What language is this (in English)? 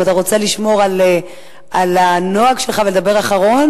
Hebrew